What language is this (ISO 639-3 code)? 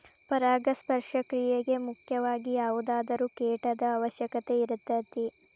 kan